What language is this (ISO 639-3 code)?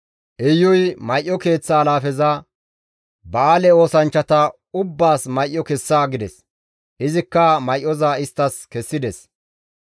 gmv